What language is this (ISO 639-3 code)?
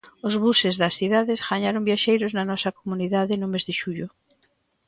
glg